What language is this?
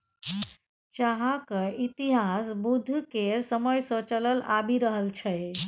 Maithili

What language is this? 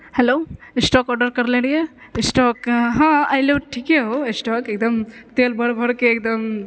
Maithili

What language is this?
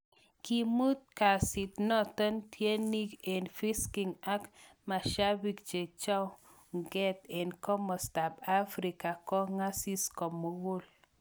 Kalenjin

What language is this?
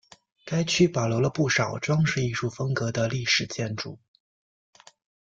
Chinese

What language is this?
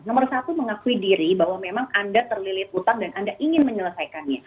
Indonesian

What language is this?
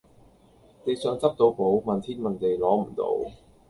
Cantonese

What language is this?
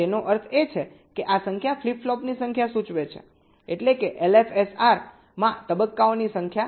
Gujarati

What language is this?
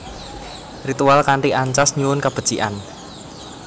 Javanese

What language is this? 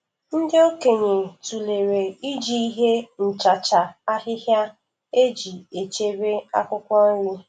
Igbo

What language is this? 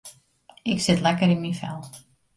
Western Frisian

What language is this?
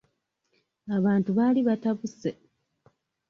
Ganda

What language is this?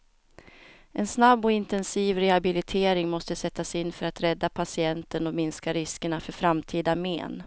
Swedish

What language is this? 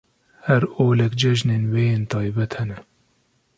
Kurdish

